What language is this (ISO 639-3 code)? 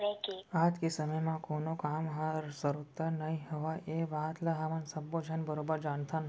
hne